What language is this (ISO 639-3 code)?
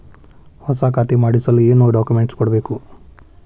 kan